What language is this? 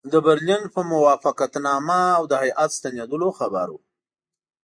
Pashto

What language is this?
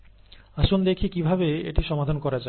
Bangla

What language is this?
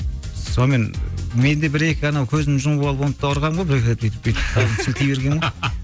Kazakh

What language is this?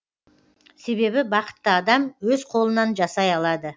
Kazakh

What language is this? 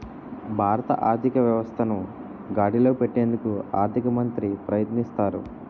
Telugu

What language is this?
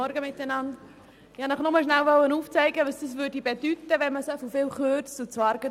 Swiss German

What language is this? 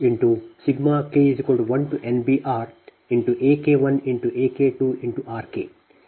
Kannada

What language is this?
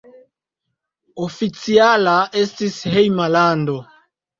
Esperanto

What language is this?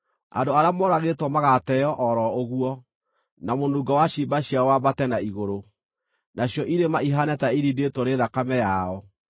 Kikuyu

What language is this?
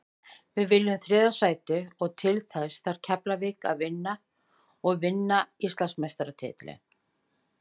Icelandic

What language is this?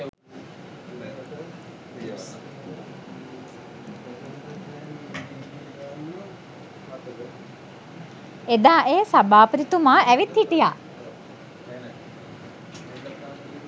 Sinhala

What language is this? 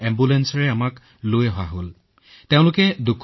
Assamese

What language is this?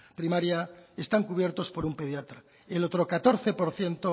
Spanish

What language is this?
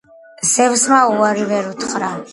Georgian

